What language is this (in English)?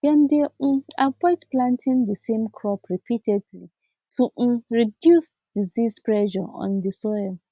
Nigerian Pidgin